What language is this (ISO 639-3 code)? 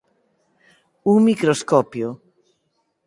glg